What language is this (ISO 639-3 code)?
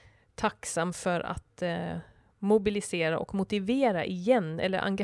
swe